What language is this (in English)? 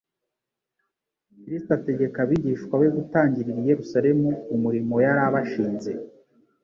Kinyarwanda